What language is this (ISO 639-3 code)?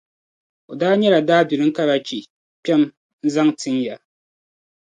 dag